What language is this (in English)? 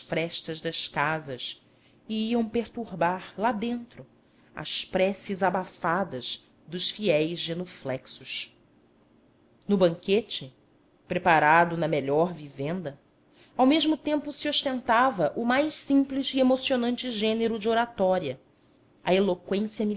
Portuguese